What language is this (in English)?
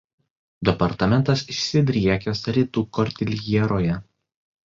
Lithuanian